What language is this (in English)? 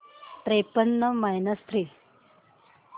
Marathi